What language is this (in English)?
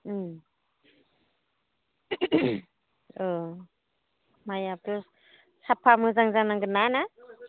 Bodo